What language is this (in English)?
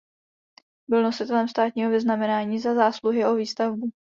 Czech